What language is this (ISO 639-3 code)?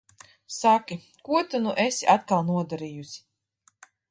lav